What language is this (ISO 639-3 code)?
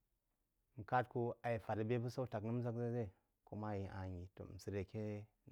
juo